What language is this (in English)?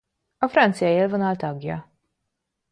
Hungarian